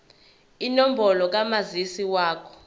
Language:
Zulu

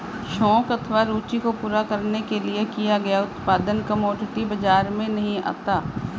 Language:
Hindi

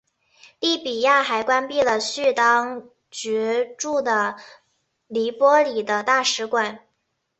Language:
Chinese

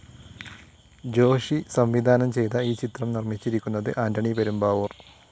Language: Malayalam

